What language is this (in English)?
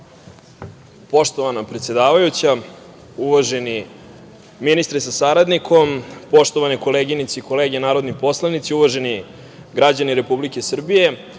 Serbian